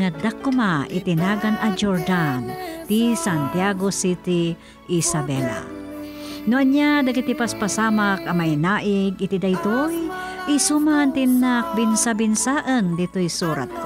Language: Filipino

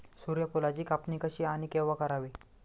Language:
Marathi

